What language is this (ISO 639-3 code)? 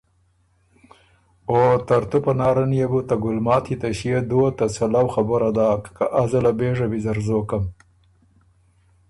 oru